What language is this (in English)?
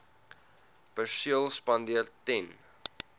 Afrikaans